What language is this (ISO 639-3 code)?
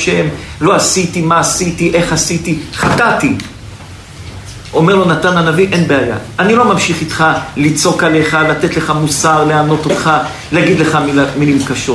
heb